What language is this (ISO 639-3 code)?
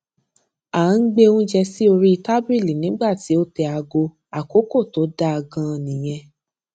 yor